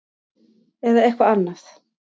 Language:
Icelandic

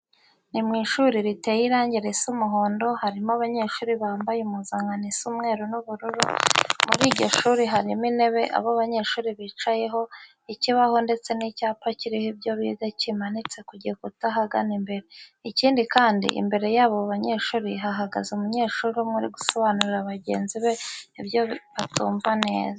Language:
Kinyarwanda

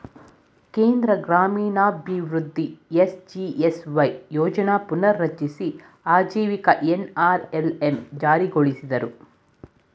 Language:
Kannada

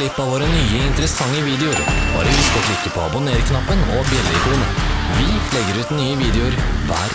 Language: Norwegian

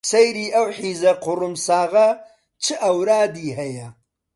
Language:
Central Kurdish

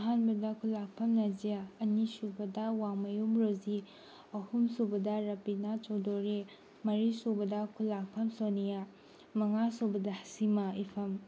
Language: Manipuri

